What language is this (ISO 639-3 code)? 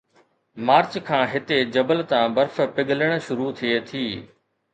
snd